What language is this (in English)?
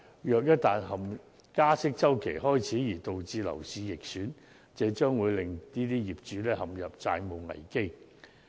Cantonese